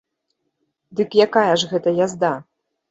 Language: Belarusian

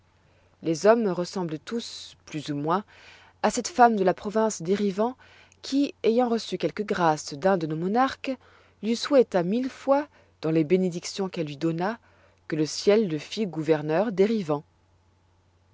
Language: French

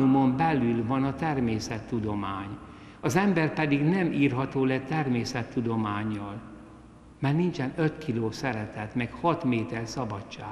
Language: Hungarian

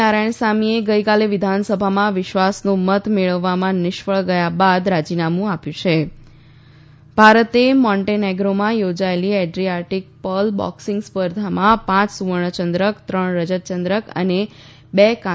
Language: Gujarati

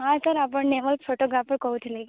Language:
Odia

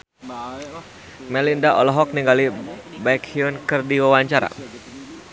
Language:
Sundanese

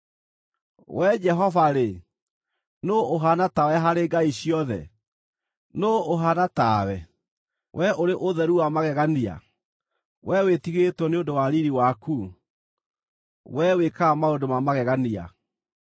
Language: Kikuyu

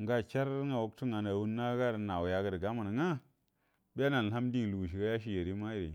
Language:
Buduma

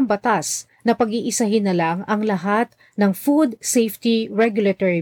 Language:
Filipino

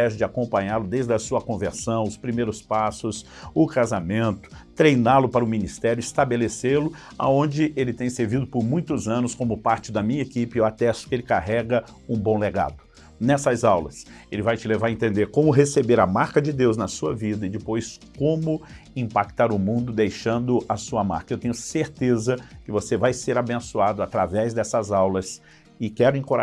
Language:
Portuguese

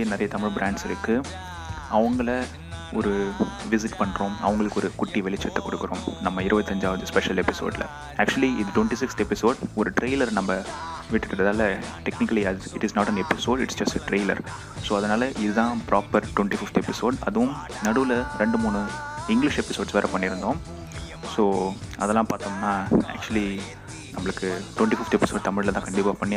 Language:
Tamil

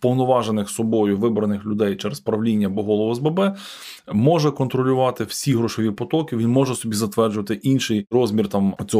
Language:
Ukrainian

